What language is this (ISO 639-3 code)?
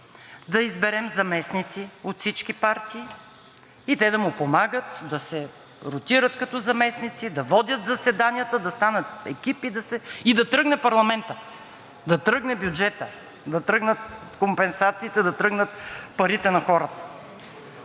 bul